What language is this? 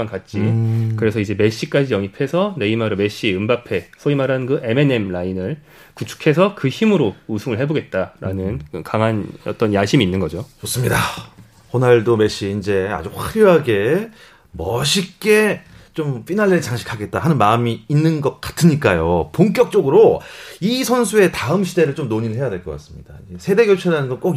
Korean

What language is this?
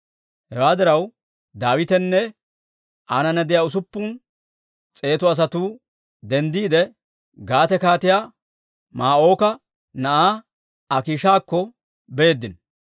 Dawro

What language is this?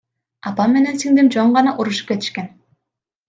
Kyrgyz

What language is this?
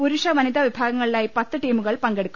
Malayalam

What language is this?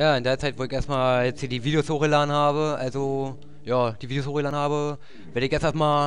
German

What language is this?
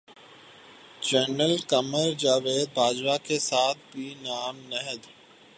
Urdu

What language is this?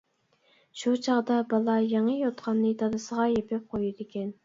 Uyghur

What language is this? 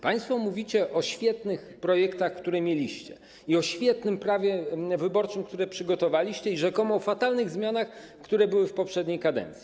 Polish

